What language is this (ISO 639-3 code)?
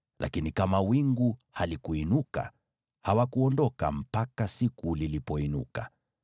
swa